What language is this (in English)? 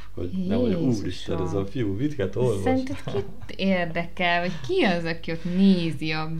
Hungarian